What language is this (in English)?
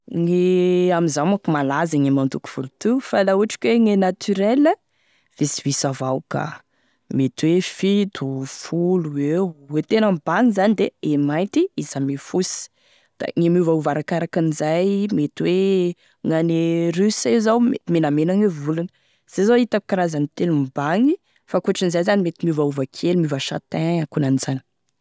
Tesaka Malagasy